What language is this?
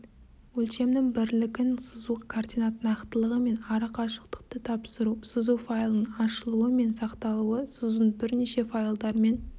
Kazakh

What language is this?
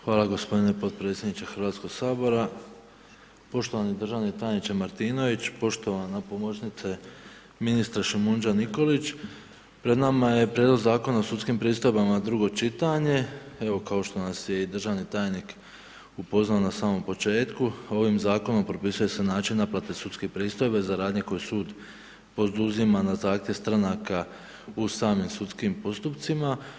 Croatian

